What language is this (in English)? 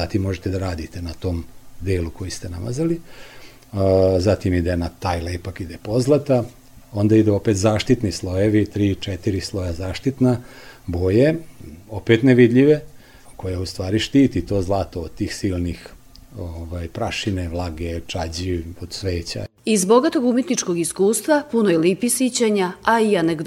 Croatian